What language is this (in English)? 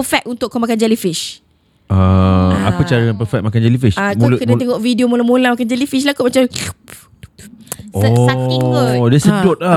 Malay